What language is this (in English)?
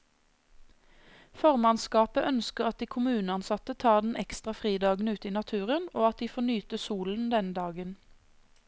Norwegian